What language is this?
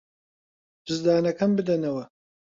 Central Kurdish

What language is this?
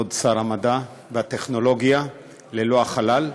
Hebrew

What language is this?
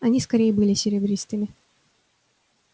Russian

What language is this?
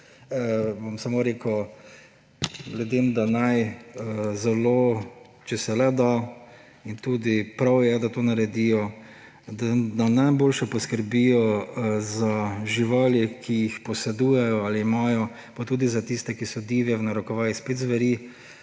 Slovenian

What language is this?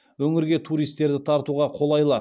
Kazakh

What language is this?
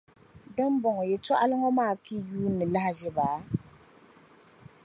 Dagbani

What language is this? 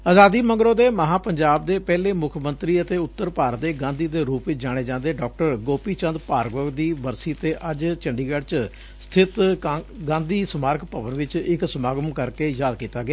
Punjabi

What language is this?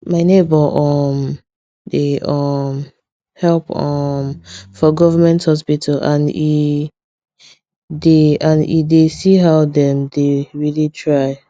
Nigerian Pidgin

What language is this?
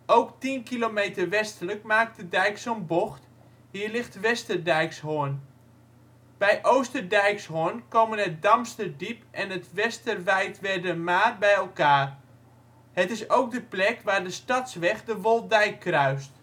Dutch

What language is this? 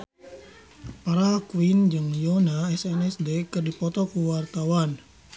Sundanese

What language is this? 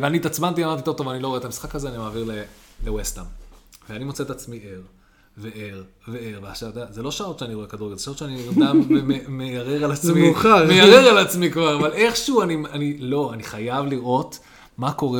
Hebrew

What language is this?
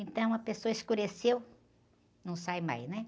Portuguese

